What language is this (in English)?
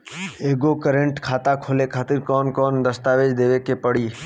Bhojpuri